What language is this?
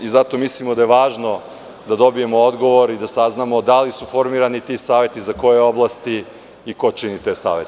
Serbian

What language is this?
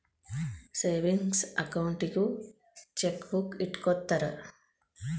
Kannada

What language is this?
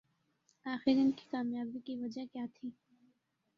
Urdu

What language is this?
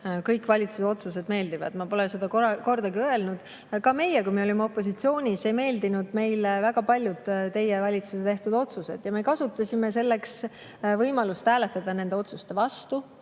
Estonian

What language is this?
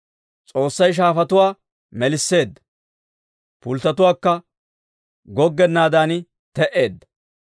Dawro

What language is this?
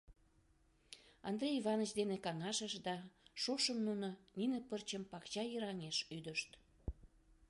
Mari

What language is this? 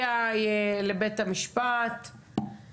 Hebrew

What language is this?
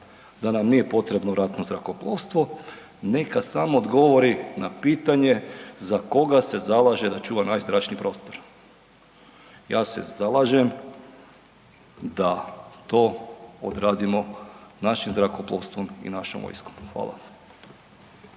Croatian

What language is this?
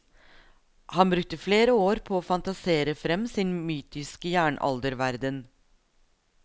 Norwegian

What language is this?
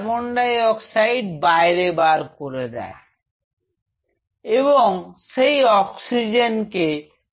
Bangla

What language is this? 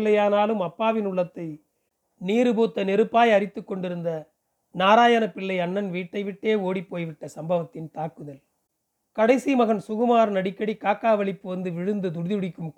Tamil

